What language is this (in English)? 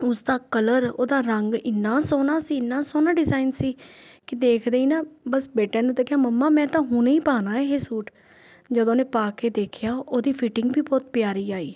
Punjabi